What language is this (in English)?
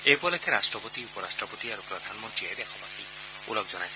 Assamese